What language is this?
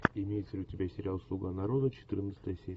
Russian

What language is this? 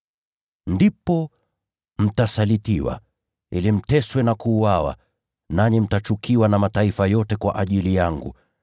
Swahili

